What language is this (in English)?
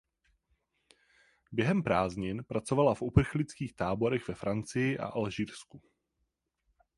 Czech